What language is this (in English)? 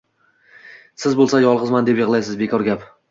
Uzbek